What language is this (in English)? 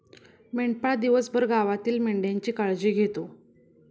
Marathi